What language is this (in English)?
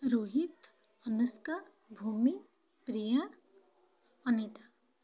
Odia